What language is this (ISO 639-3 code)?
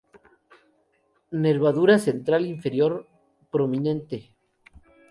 spa